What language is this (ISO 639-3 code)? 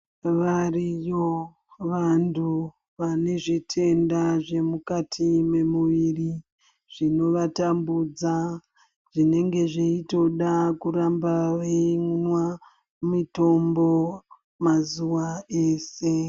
ndc